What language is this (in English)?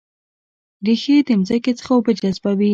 Pashto